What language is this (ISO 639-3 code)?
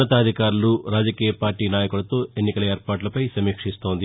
tel